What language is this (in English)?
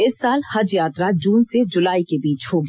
Hindi